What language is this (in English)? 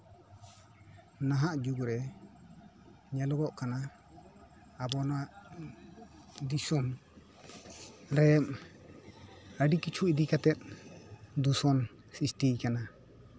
Santali